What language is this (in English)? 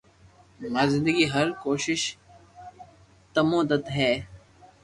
Loarki